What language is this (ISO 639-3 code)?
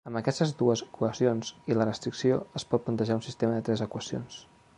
cat